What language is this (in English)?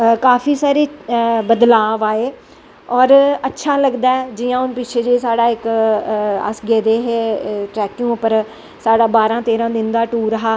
Dogri